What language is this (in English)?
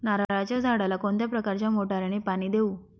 Marathi